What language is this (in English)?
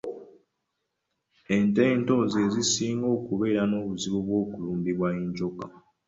Ganda